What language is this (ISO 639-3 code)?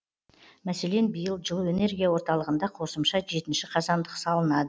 kaz